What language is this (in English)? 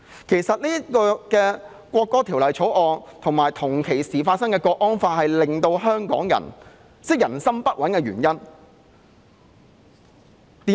Cantonese